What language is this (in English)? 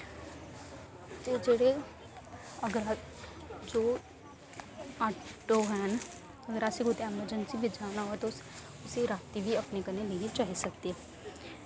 Dogri